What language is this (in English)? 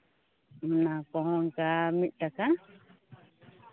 Santali